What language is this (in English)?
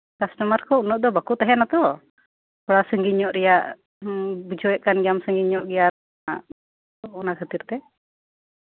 Santali